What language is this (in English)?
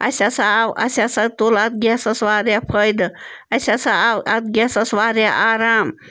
Kashmiri